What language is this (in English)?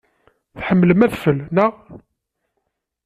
Kabyle